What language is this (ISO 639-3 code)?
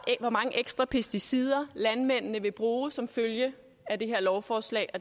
dan